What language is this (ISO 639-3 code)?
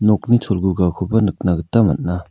grt